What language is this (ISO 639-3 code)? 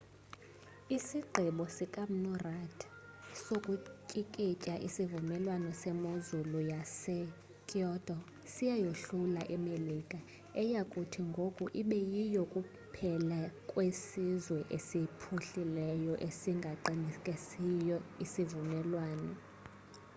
xho